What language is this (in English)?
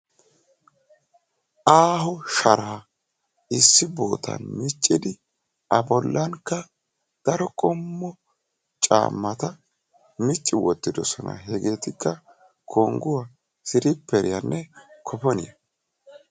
Wolaytta